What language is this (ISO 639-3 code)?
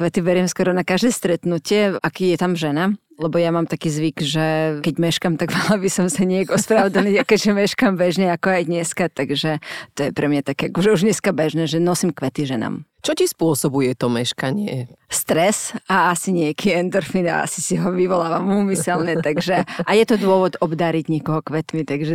slk